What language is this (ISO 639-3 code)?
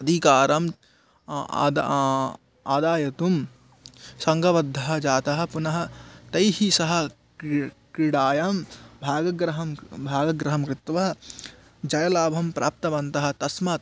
san